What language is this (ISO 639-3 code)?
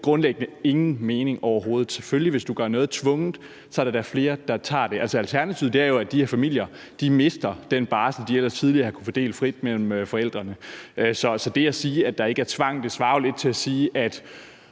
dan